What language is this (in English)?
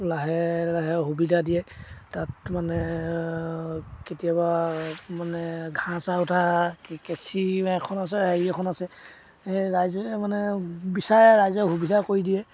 Assamese